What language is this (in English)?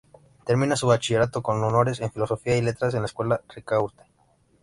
Spanish